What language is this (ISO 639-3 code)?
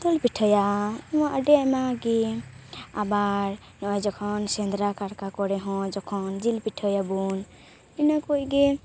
sat